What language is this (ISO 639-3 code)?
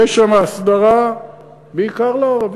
heb